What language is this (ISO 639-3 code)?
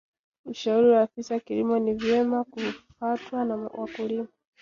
swa